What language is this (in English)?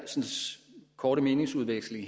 Danish